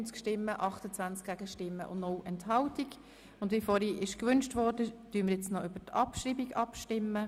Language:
Swiss German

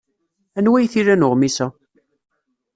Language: Kabyle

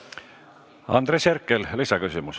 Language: Estonian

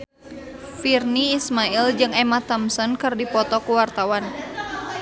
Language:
Sundanese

